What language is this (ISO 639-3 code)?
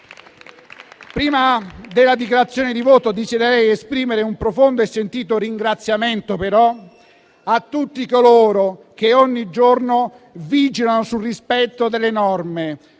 ita